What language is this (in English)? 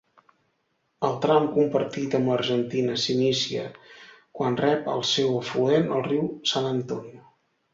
Catalan